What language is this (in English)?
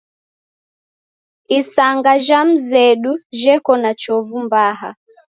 Taita